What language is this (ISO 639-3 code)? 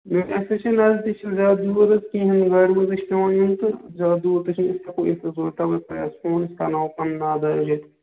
kas